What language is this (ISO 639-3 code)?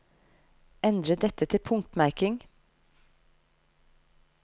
nor